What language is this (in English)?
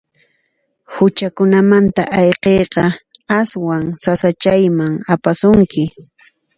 Puno Quechua